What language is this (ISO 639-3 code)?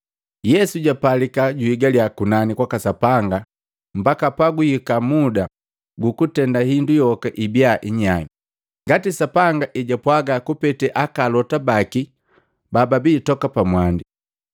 mgv